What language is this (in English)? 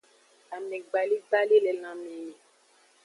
Aja (Benin)